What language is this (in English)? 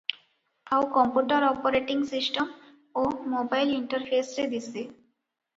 Odia